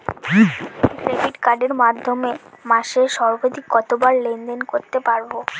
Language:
Bangla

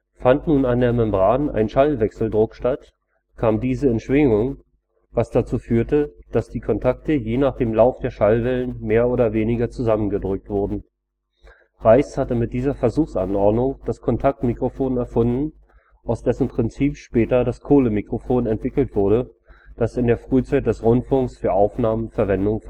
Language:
German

